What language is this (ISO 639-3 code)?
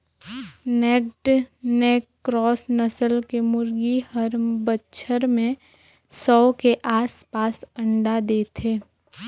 hne